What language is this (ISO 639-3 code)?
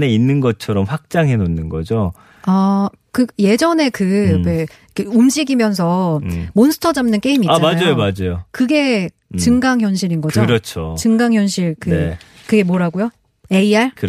kor